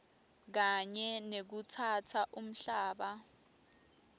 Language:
Swati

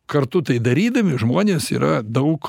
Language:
Lithuanian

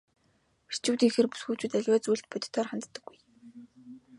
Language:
Mongolian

